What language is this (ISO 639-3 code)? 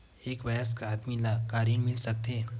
hne